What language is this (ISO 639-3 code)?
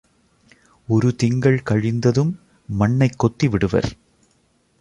tam